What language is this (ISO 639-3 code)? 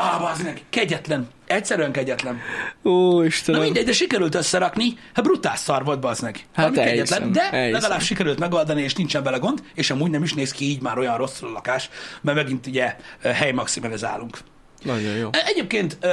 hun